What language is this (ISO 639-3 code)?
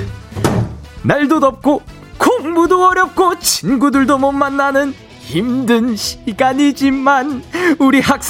kor